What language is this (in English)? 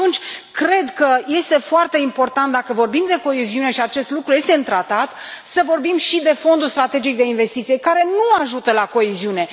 Romanian